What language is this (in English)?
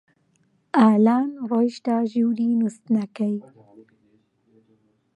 Central Kurdish